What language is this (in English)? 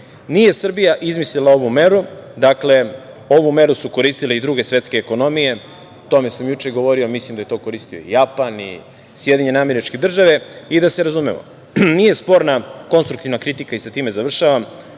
Serbian